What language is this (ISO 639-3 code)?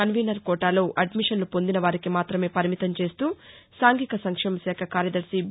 tel